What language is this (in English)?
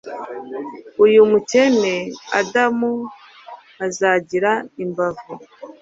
Kinyarwanda